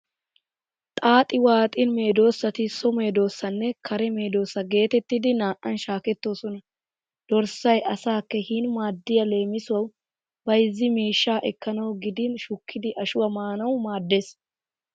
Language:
Wolaytta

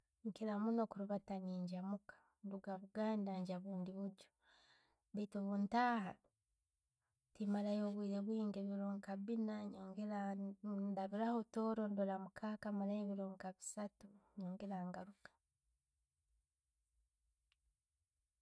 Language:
Tooro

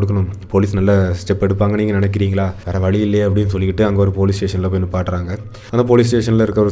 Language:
Tamil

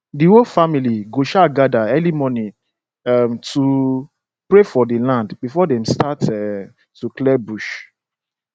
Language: Nigerian Pidgin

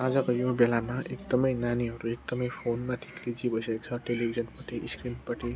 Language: Nepali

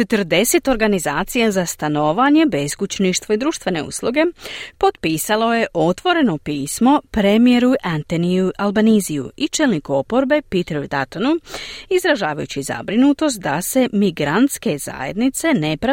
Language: Croatian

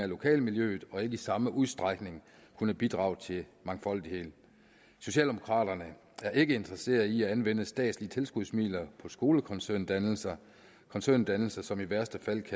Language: Danish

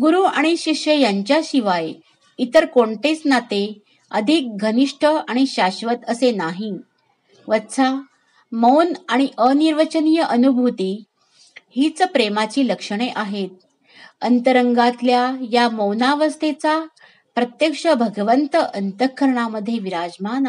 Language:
Marathi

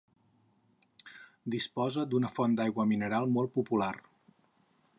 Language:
Catalan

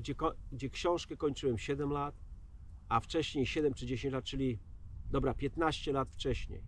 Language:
Polish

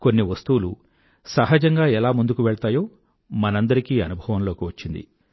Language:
Telugu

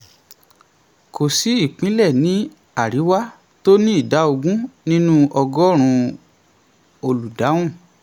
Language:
Yoruba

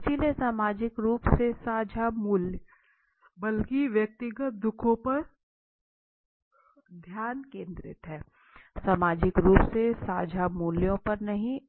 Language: Hindi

